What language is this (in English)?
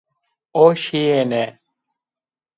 Zaza